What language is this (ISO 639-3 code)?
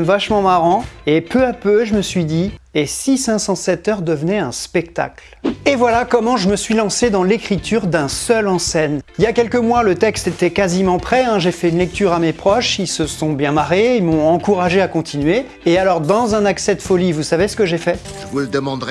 fra